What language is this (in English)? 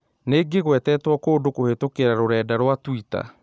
Kikuyu